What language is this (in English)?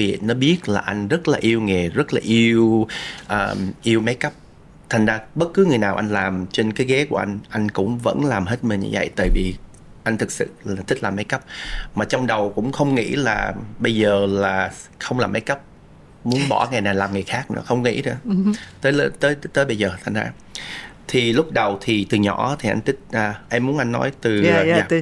Vietnamese